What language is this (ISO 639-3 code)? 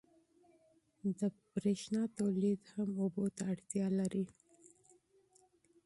pus